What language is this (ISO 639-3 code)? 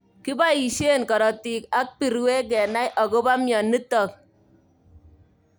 kln